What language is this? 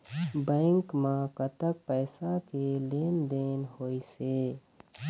Chhattisgarhi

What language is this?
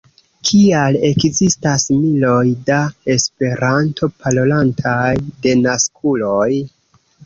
Esperanto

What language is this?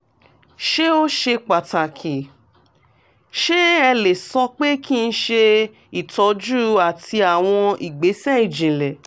Yoruba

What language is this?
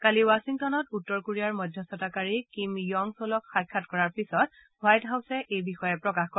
Assamese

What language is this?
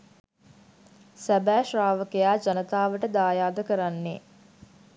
Sinhala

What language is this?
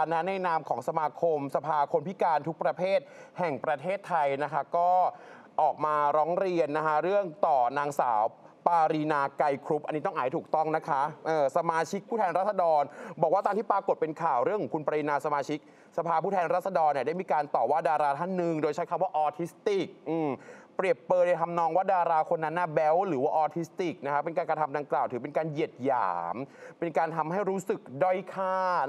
Thai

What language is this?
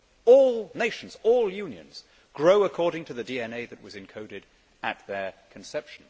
English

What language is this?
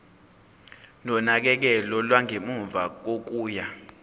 Zulu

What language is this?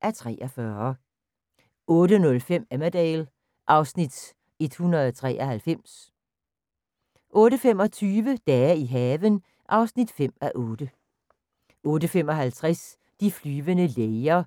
Danish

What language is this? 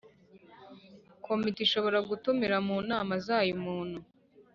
Kinyarwanda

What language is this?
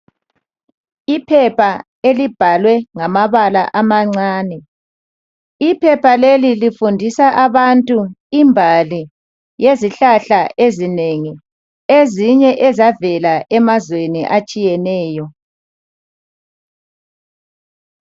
North Ndebele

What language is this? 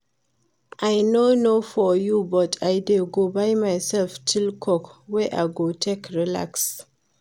Nigerian Pidgin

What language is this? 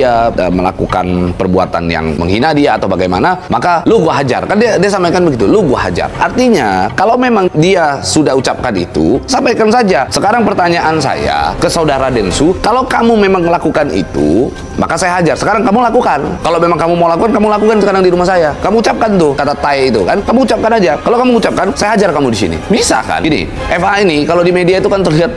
Indonesian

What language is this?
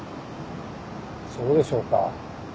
Japanese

